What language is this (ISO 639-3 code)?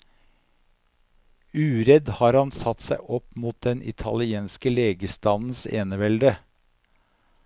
nor